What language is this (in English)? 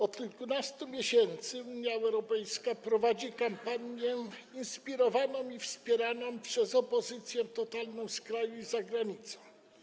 Polish